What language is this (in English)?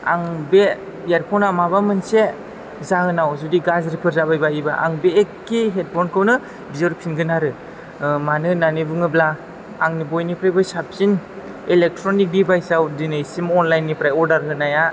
Bodo